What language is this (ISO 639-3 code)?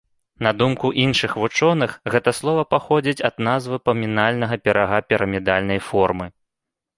bel